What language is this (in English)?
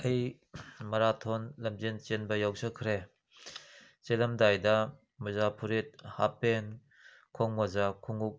Manipuri